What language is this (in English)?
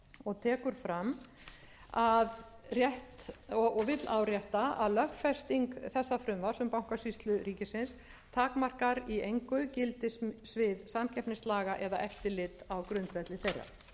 Icelandic